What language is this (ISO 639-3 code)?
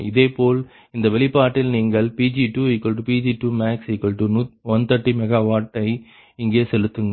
tam